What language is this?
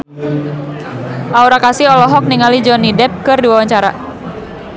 Sundanese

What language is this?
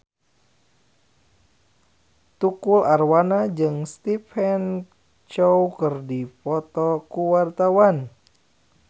Sundanese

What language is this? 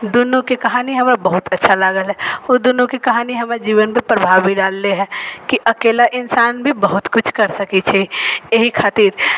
Maithili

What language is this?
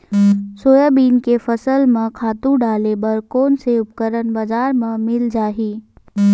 Chhattisgarhi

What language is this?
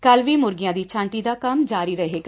Punjabi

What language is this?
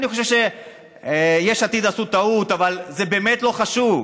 Hebrew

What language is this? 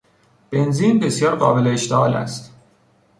Persian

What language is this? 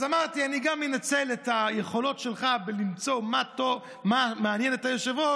Hebrew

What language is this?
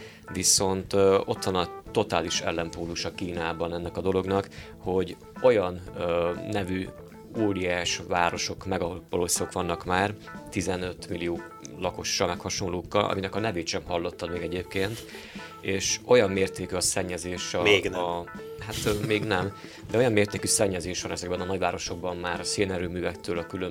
Hungarian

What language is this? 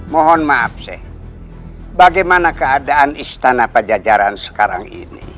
Indonesian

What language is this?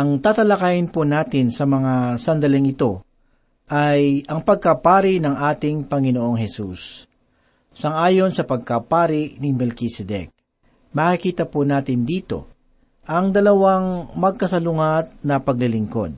Filipino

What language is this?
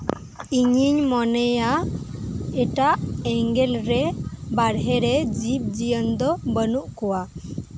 Santali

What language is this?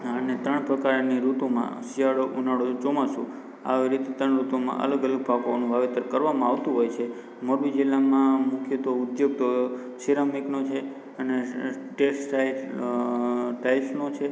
Gujarati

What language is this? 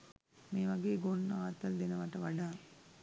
Sinhala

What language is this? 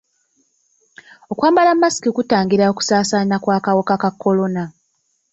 Ganda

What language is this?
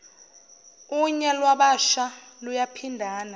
Zulu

